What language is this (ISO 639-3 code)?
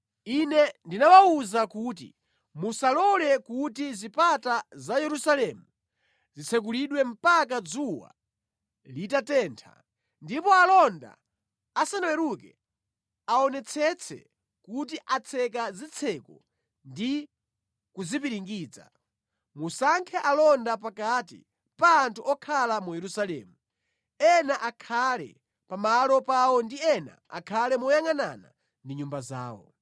nya